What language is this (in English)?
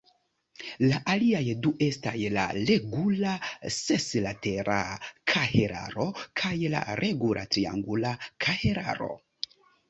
Esperanto